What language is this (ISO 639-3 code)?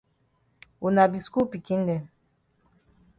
wes